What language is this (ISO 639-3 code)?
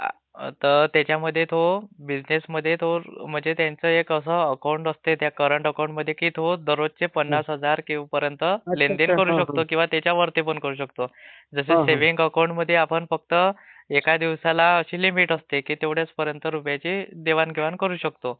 mar